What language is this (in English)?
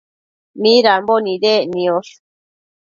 Matsés